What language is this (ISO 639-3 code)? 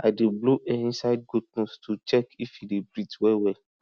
pcm